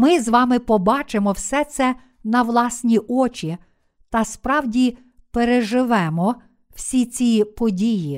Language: Ukrainian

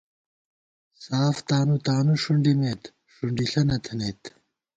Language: Gawar-Bati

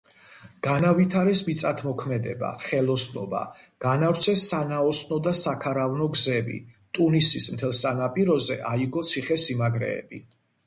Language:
Georgian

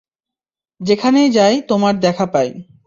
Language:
Bangla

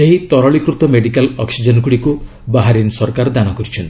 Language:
Odia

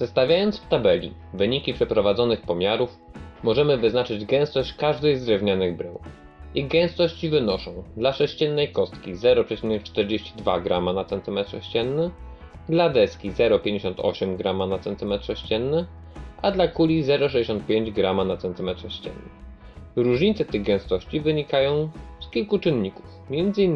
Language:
Polish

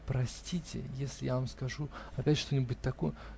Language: Russian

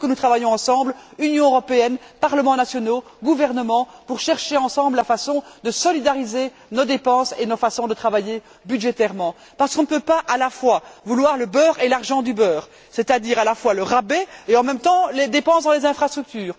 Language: French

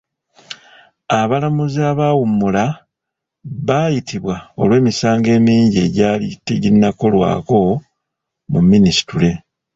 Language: Ganda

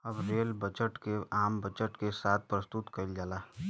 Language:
Bhojpuri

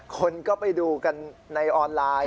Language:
Thai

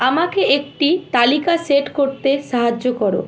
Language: Bangla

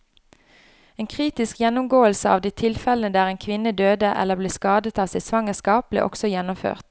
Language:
Norwegian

